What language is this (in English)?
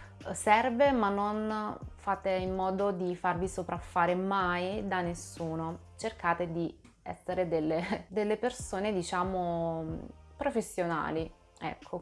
Italian